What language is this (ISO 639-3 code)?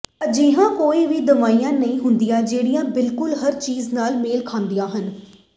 pan